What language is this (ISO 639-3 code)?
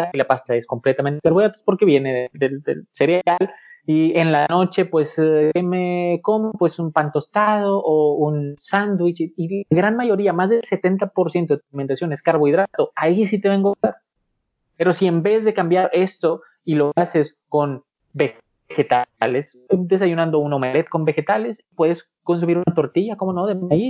spa